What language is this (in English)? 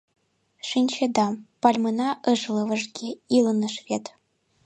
Mari